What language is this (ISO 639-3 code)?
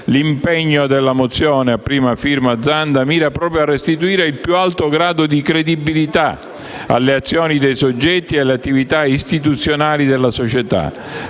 ita